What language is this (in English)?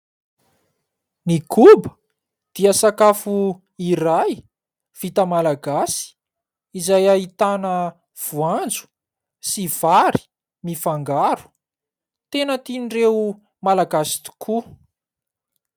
Malagasy